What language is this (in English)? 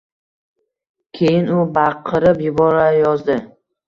Uzbek